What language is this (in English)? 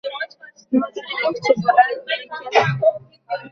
Uzbek